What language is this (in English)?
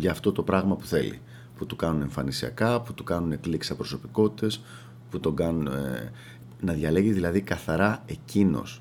Greek